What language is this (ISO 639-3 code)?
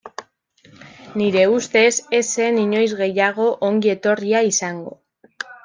eus